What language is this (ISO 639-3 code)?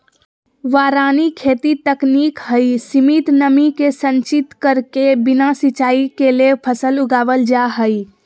mag